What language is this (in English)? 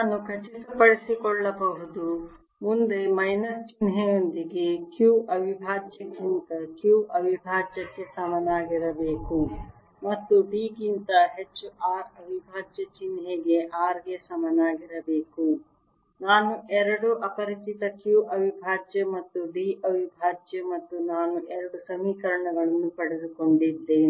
Kannada